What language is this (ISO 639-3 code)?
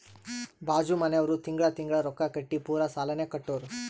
kan